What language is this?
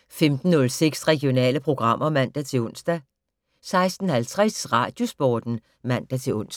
Danish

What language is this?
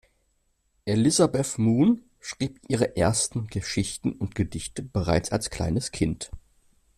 German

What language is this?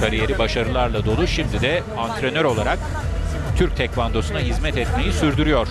Turkish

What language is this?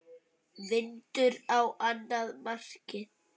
Icelandic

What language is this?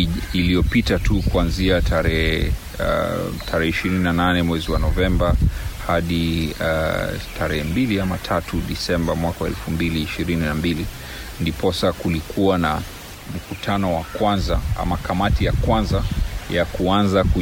Swahili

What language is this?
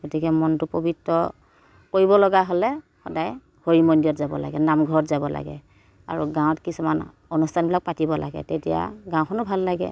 Assamese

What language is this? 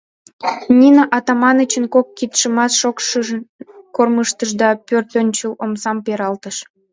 Mari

